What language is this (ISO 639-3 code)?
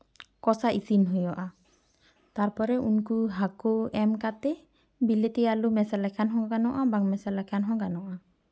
sat